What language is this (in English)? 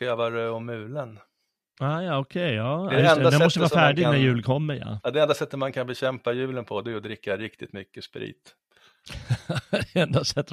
Swedish